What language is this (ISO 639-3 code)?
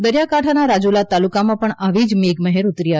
guj